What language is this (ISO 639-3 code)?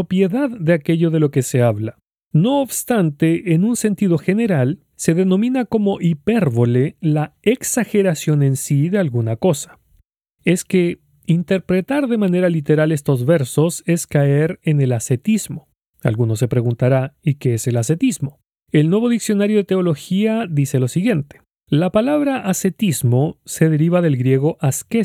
spa